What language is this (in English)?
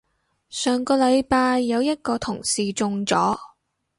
Cantonese